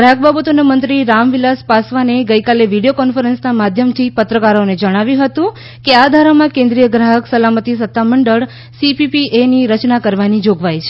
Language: Gujarati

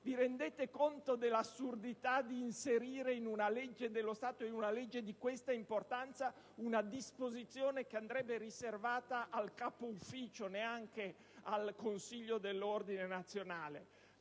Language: Italian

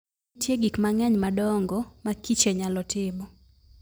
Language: Luo (Kenya and Tanzania)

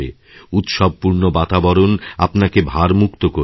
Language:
Bangla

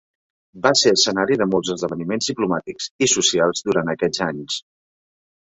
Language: Catalan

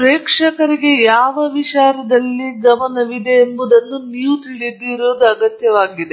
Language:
Kannada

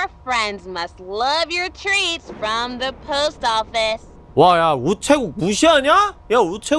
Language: Korean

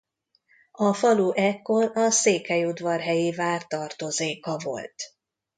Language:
Hungarian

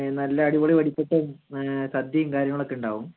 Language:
Malayalam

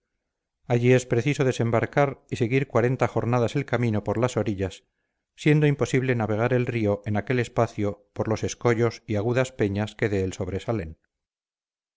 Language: Spanish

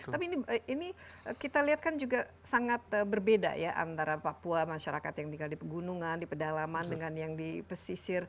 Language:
Indonesian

